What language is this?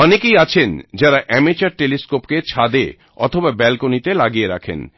Bangla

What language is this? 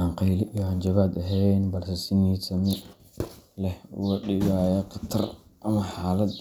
Somali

